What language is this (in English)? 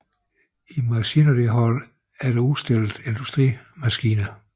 Danish